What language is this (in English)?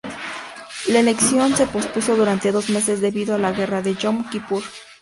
Spanish